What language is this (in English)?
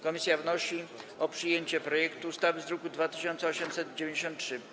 Polish